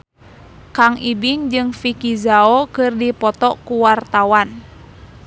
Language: Sundanese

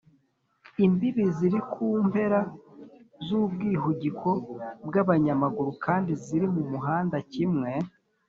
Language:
Kinyarwanda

